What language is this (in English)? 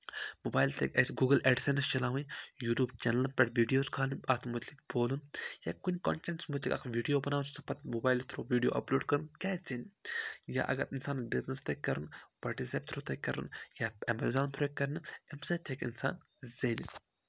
Kashmiri